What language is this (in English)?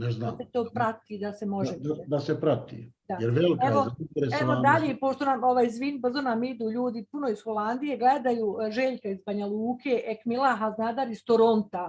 Bosnian